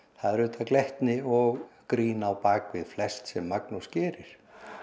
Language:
Icelandic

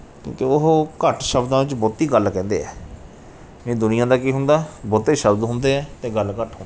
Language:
Punjabi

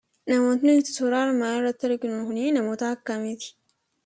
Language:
Oromo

